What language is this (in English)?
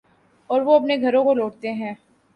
Urdu